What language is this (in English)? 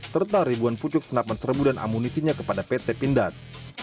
Indonesian